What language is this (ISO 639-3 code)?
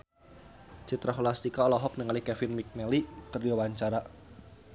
sun